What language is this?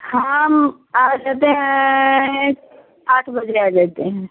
Hindi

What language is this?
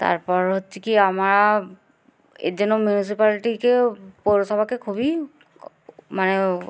Bangla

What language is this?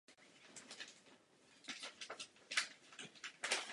Czech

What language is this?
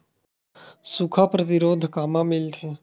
Chhattisgarhi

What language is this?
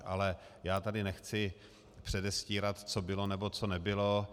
Czech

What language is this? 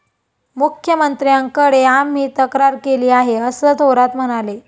Marathi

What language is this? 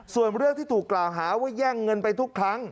Thai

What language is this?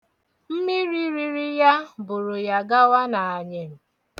Igbo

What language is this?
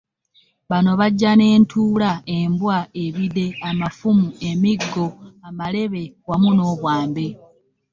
Ganda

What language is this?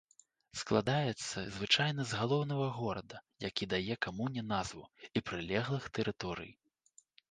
Belarusian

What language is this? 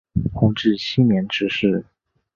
Chinese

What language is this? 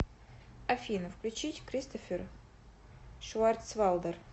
Russian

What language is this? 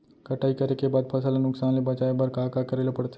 Chhattisgarhi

